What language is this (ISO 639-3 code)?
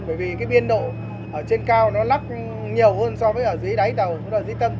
vie